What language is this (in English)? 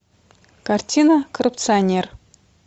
Russian